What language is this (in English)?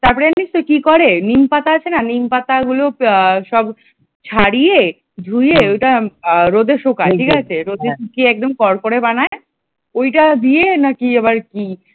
Bangla